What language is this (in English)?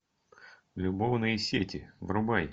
Russian